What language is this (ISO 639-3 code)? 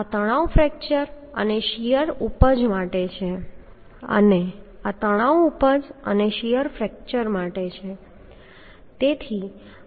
guj